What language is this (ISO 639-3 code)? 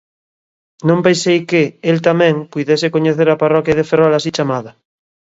glg